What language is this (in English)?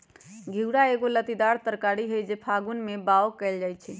Magahi